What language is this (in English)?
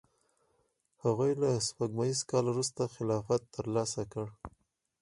Pashto